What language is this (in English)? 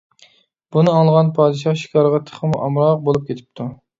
Uyghur